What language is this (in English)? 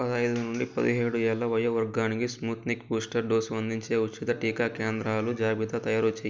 Telugu